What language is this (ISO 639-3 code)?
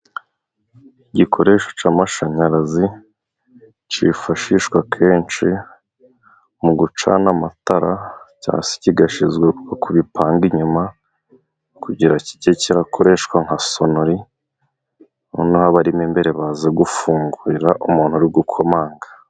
kin